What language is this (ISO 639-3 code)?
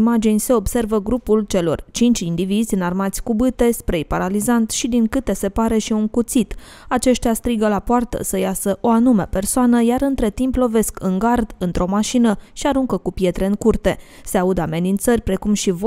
ron